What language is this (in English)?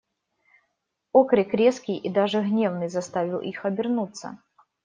Russian